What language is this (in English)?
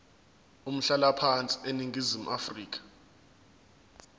Zulu